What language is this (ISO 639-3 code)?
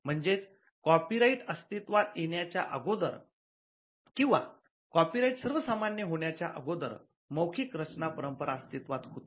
mar